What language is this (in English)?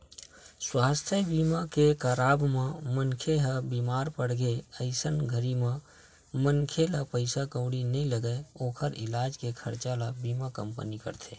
Chhattisgarhi